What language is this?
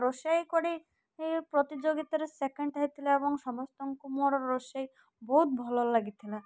Odia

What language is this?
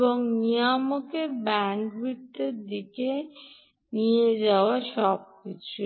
Bangla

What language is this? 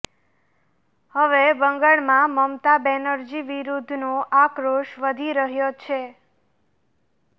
Gujarati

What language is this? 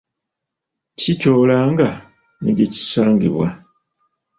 Ganda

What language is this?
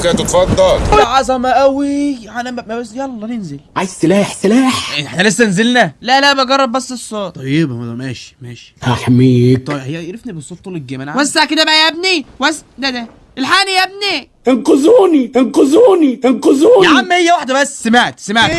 Arabic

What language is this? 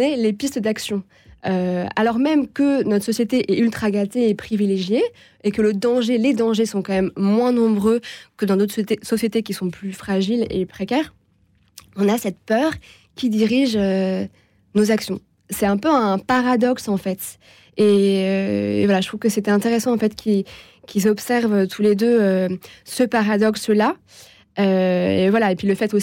French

